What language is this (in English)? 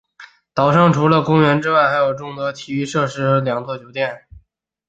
Chinese